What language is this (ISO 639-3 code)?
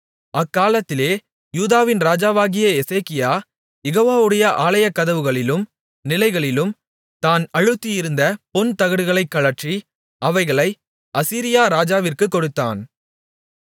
tam